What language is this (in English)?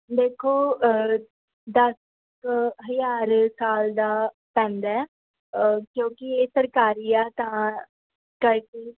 Punjabi